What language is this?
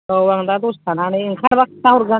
Bodo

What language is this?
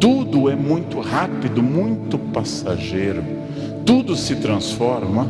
Portuguese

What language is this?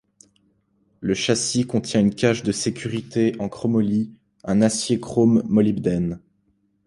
French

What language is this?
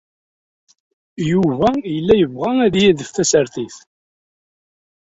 Kabyle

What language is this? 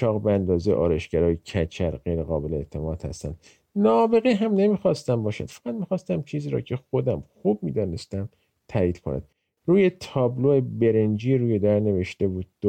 Persian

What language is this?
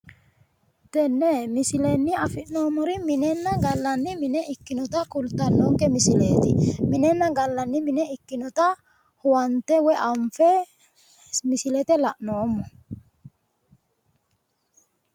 Sidamo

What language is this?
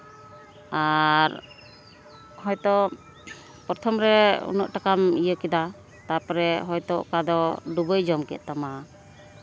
Santali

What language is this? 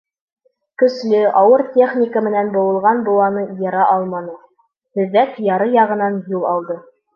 Bashkir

